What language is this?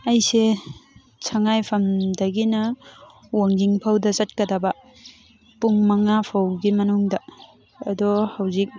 Manipuri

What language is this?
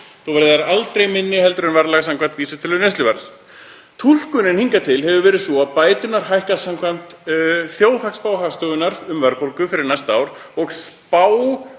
Icelandic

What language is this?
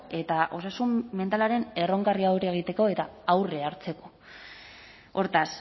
Basque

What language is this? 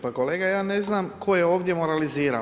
Croatian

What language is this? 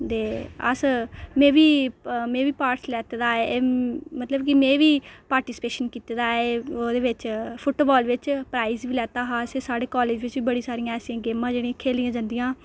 Dogri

